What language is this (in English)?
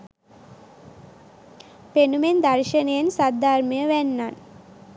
Sinhala